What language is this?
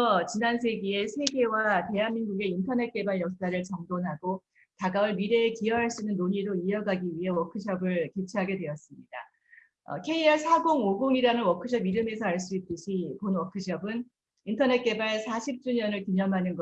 Korean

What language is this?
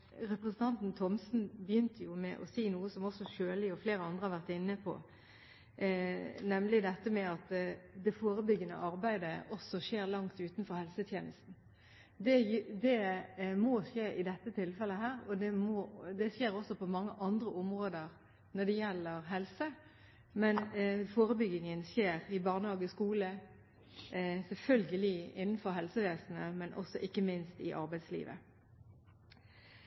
Norwegian Bokmål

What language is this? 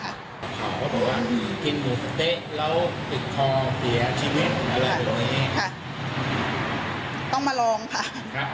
Thai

